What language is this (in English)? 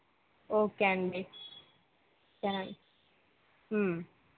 Telugu